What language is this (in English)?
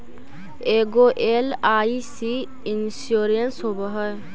Magahi